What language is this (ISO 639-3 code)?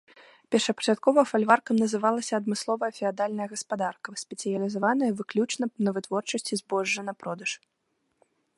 bel